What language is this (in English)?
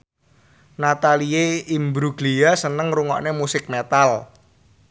Javanese